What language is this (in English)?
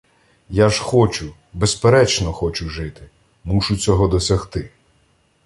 Ukrainian